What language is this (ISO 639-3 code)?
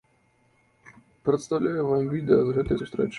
bel